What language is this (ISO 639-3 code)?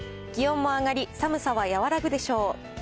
jpn